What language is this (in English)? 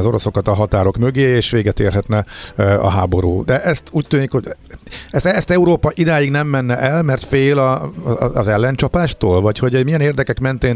Hungarian